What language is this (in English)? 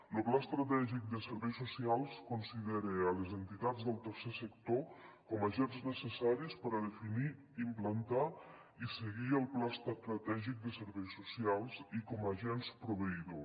Catalan